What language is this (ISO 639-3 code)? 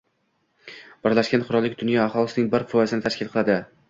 uzb